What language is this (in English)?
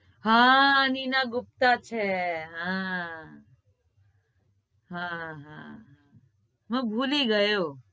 Gujarati